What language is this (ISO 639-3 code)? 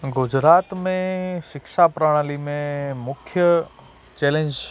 snd